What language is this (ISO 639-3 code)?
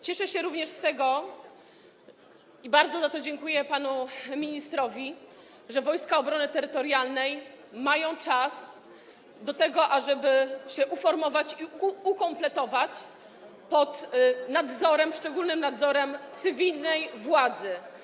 pol